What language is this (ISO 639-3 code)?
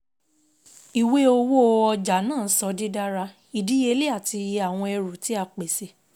yor